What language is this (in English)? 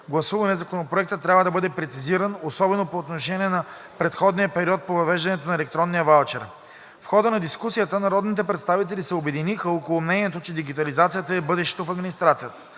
Bulgarian